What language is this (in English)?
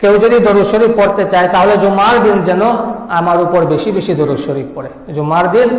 Indonesian